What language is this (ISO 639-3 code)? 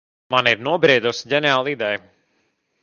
lav